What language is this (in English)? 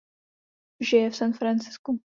Czech